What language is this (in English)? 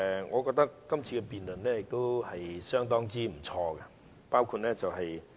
Cantonese